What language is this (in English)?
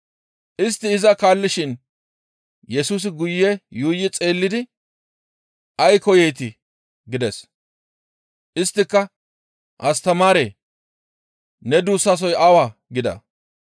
Gamo